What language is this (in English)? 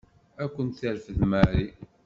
Kabyle